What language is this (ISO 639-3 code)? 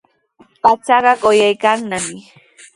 qws